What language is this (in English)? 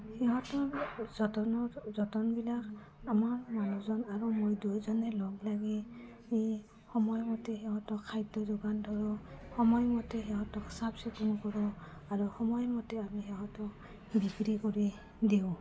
Assamese